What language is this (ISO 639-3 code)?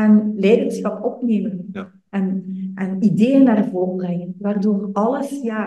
nld